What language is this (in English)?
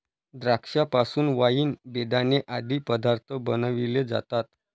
Marathi